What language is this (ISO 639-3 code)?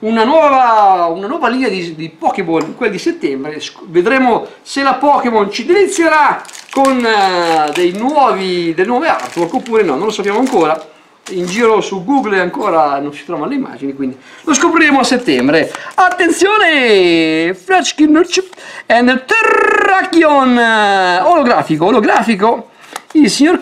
ita